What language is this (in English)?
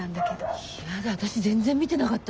Japanese